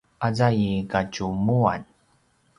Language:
Paiwan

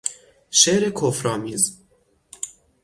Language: Persian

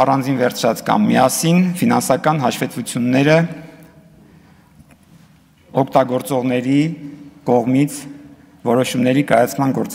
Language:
Turkish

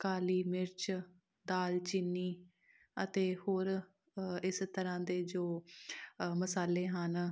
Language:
Punjabi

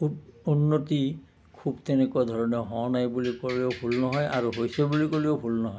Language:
Assamese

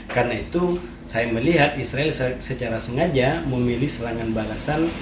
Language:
Indonesian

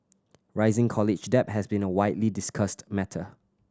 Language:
English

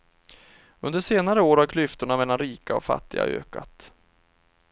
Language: Swedish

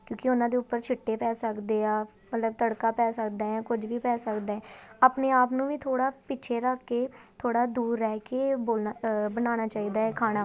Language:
Punjabi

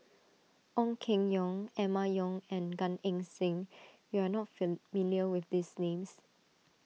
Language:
English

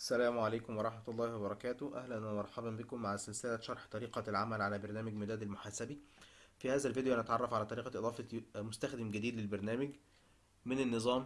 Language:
Arabic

